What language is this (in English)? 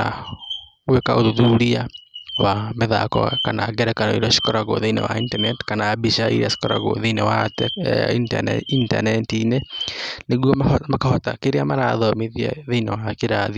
Kikuyu